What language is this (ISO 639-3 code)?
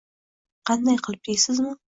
uzb